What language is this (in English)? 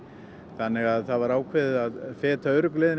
Icelandic